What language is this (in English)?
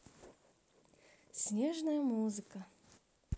Russian